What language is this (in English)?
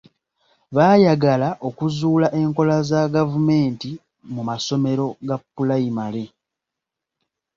Ganda